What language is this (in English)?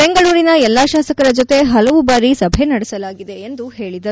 Kannada